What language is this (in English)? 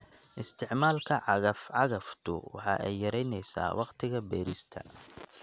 Somali